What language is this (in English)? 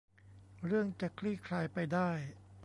Thai